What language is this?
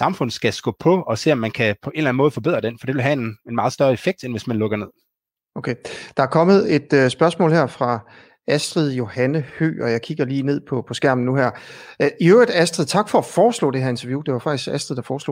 Danish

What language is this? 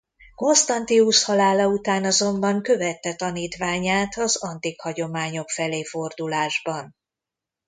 Hungarian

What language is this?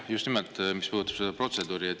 Estonian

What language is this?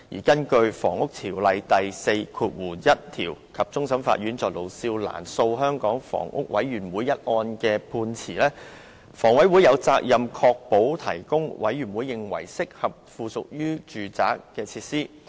Cantonese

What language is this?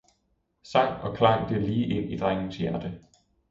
Danish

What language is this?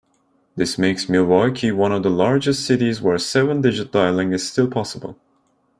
English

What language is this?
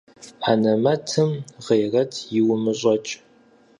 Kabardian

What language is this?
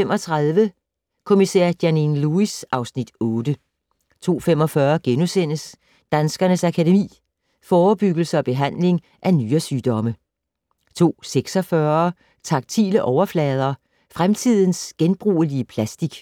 Danish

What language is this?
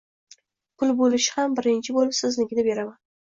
Uzbek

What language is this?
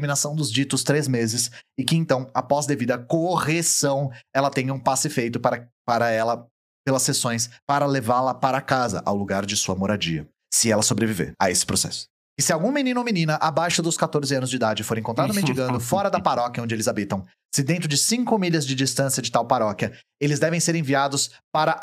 Portuguese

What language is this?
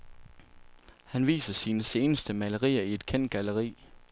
Danish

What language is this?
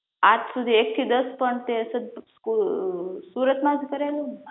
Gujarati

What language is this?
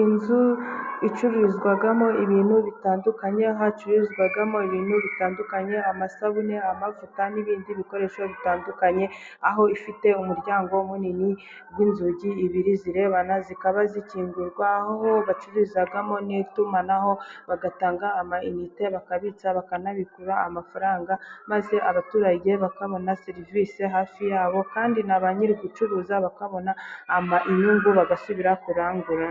Kinyarwanda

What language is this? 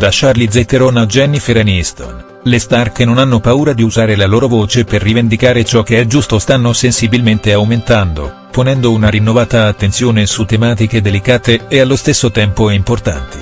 Italian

